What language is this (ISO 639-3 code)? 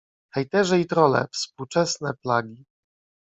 pol